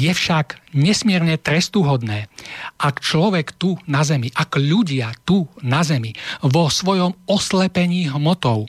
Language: Slovak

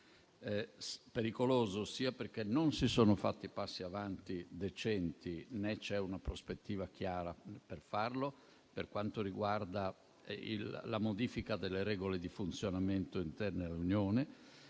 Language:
Italian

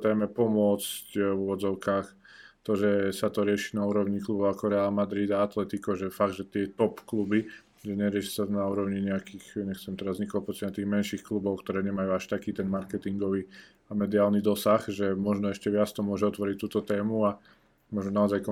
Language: Slovak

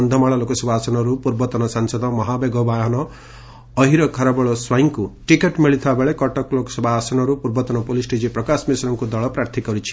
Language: Odia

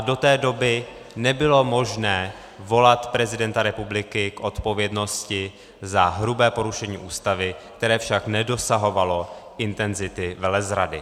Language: Czech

